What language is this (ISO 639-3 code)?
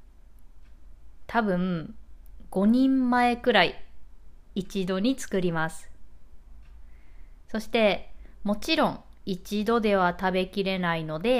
jpn